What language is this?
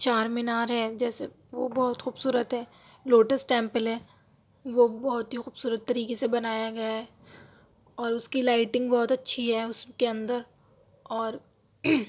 Urdu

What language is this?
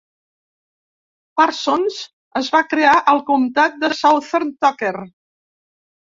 Catalan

